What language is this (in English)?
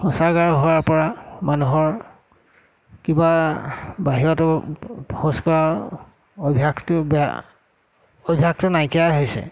Assamese